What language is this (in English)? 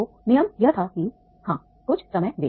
Hindi